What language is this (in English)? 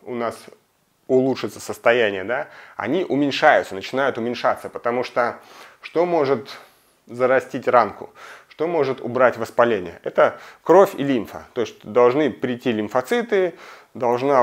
Russian